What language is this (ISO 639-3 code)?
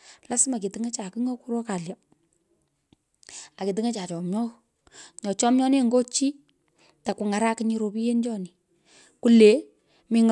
pko